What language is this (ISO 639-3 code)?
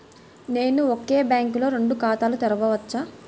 tel